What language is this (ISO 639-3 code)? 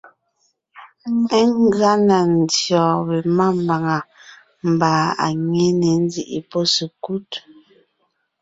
nnh